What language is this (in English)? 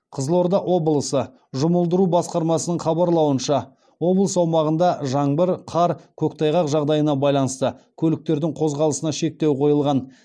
Kazakh